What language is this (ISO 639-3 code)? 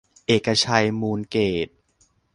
tha